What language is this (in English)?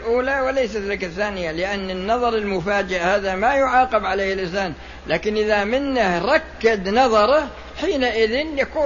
Arabic